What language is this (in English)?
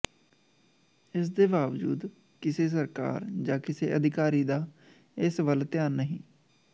Punjabi